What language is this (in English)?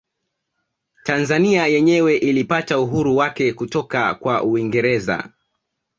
Swahili